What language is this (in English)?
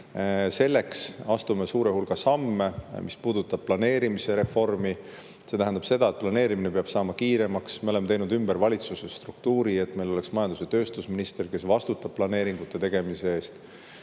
Estonian